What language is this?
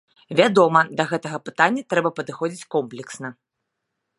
Belarusian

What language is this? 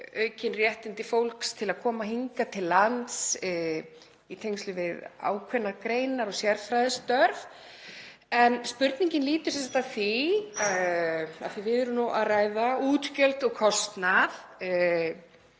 Icelandic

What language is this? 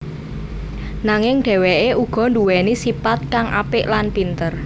Javanese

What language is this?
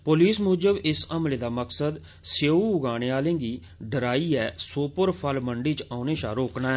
Dogri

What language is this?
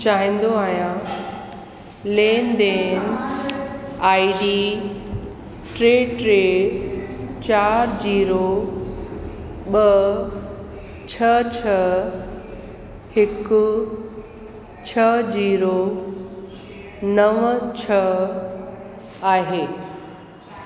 Sindhi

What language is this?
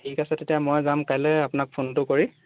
Assamese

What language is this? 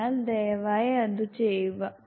Malayalam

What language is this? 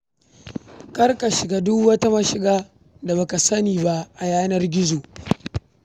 Hausa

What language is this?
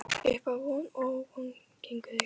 Icelandic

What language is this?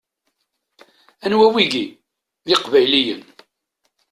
Kabyle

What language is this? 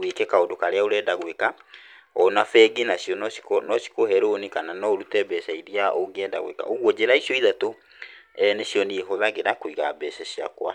Kikuyu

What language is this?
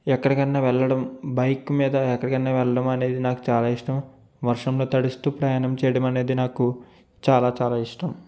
Telugu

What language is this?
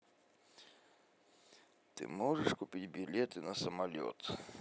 Russian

